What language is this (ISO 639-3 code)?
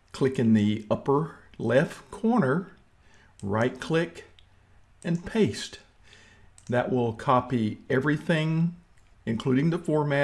eng